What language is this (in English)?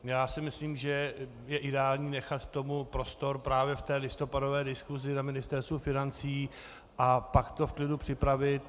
Czech